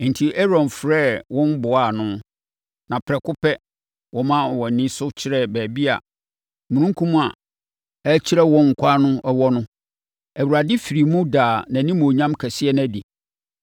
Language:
Akan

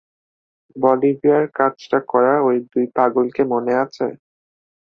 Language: Bangla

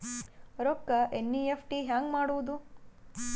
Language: Kannada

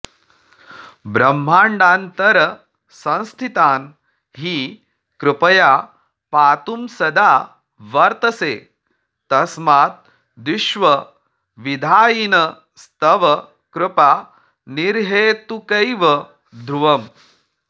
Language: Sanskrit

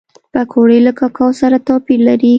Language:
Pashto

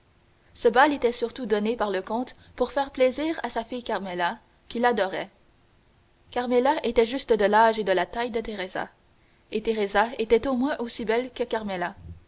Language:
French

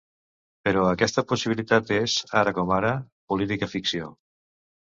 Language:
Catalan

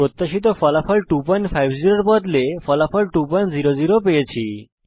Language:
Bangla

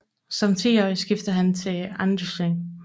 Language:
Danish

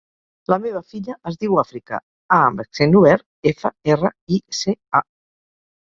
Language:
Catalan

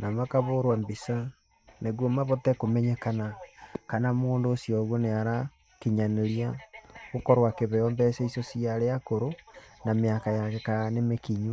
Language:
Kikuyu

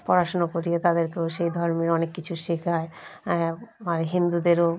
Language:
Bangla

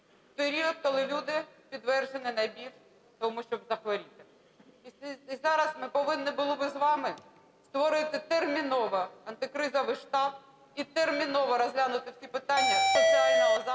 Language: Ukrainian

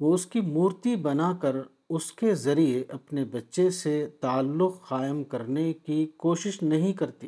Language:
Urdu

